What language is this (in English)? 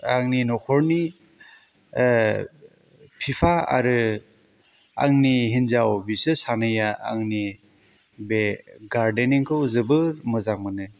Bodo